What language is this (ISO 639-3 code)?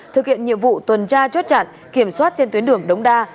vie